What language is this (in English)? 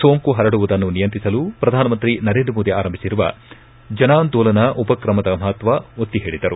Kannada